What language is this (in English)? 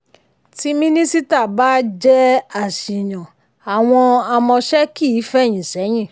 Yoruba